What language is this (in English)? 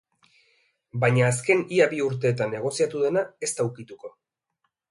Basque